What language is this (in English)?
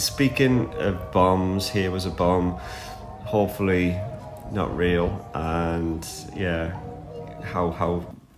English